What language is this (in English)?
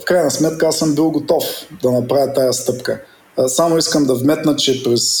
Bulgarian